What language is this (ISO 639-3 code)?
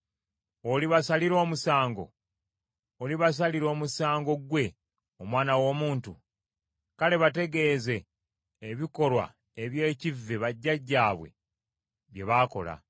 lug